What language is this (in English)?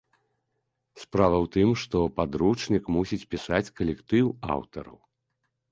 Belarusian